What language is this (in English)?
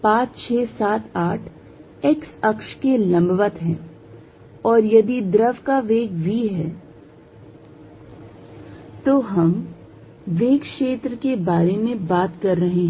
Hindi